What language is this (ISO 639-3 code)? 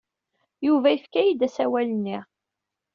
kab